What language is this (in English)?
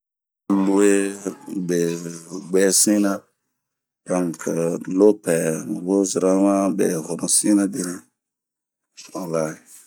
Bomu